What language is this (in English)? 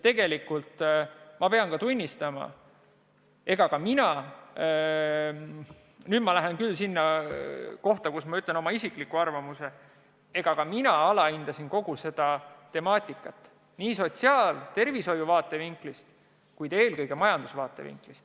Estonian